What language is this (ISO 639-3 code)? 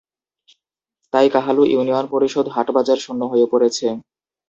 ben